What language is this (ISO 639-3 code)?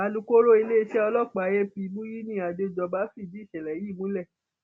yor